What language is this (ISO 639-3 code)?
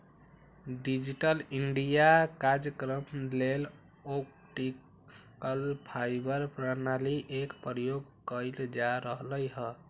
mag